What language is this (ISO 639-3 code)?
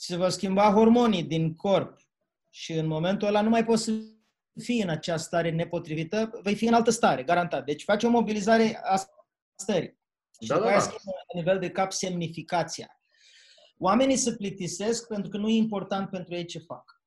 ron